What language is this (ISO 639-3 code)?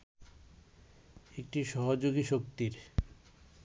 ben